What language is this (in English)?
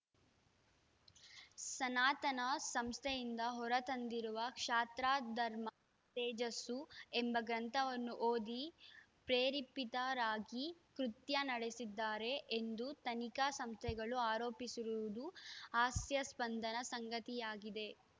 Kannada